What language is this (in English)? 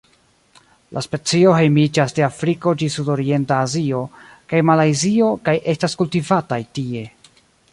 Esperanto